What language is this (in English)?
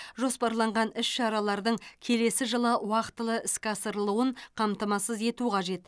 Kazakh